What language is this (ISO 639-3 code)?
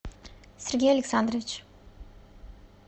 rus